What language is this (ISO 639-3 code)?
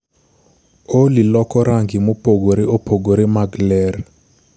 luo